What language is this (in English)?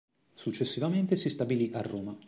Italian